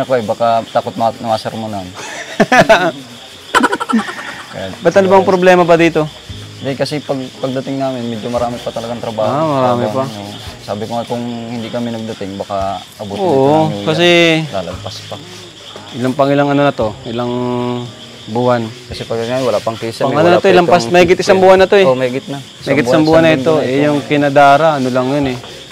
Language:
Filipino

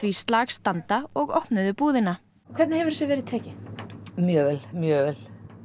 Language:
Icelandic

